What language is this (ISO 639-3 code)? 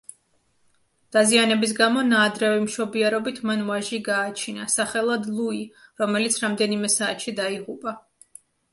kat